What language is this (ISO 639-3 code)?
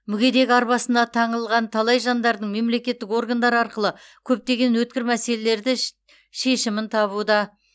kaz